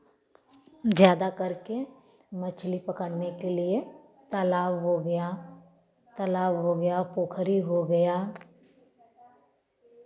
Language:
Hindi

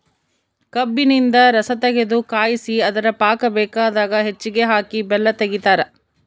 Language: Kannada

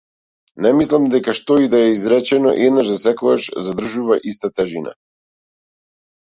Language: Macedonian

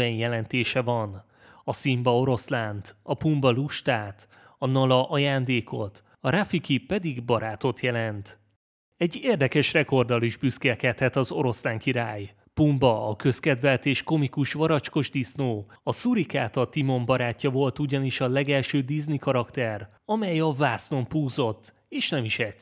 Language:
Hungarian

